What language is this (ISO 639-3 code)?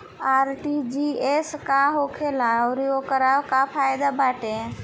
bho